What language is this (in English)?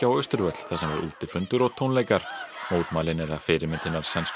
Icelandic